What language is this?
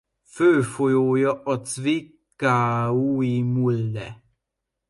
Hungarian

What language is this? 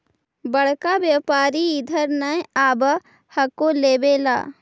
Magahi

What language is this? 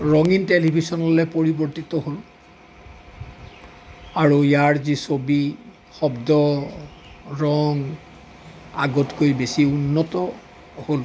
Assamese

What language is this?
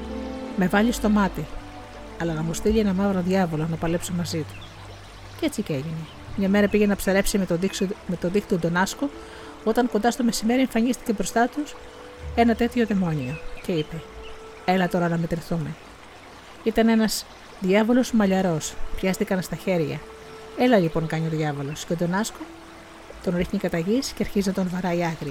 Greek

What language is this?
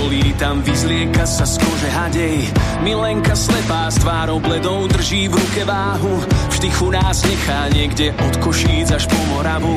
Slovak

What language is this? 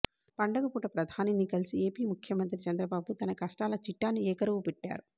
Telugu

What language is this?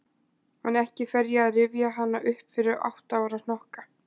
Icelandic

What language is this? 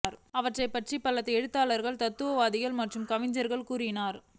Tamil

